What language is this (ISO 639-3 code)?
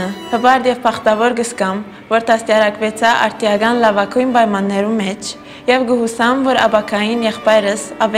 tur